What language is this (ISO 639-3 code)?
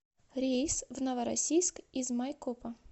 rus